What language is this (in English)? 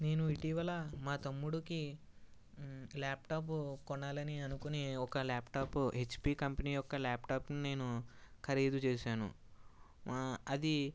Telugu